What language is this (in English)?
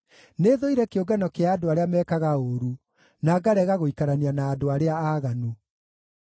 Kikuyu